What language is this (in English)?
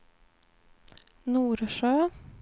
Swedish